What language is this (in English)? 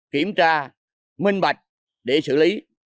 Vietnamese